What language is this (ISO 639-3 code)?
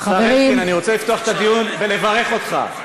heb